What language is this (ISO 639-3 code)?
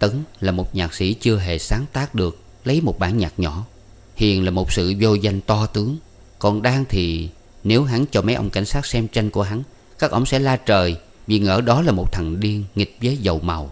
vie